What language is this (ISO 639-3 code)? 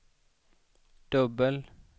swe